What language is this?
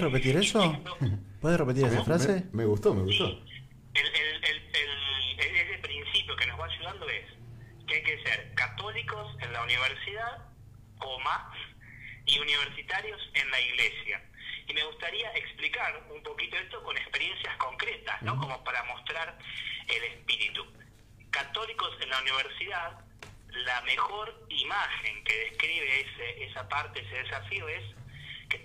Spanish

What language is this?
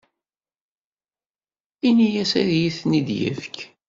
Kabyle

